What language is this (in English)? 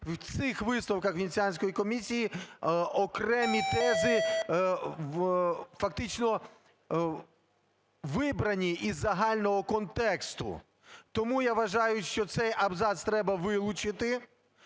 Ukrainian